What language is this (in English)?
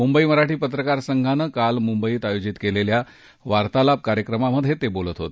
Marathi